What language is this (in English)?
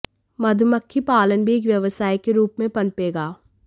Hindi